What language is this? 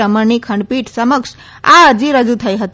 Gujarati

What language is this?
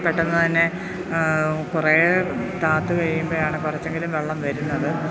Malayalam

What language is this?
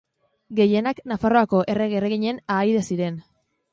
Basque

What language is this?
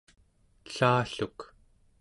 Central Yupik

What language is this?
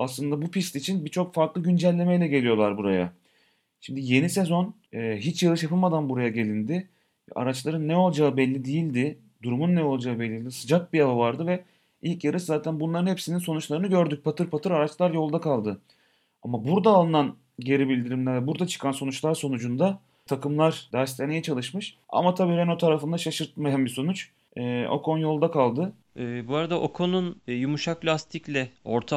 Turkish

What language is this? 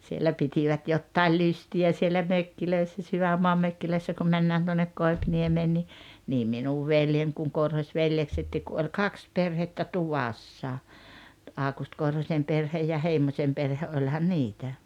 Finnish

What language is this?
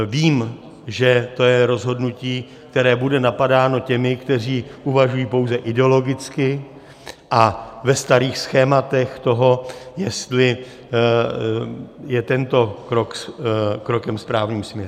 Czech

